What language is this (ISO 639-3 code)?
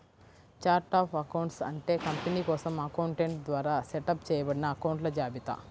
tel